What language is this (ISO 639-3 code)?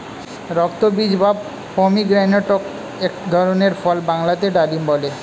ben